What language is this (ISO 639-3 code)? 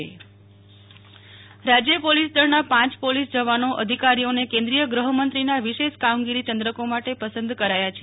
guj